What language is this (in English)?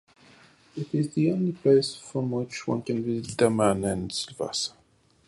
English